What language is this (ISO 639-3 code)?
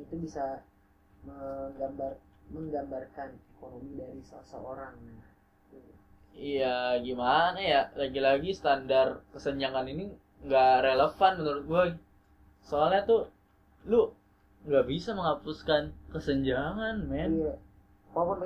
ind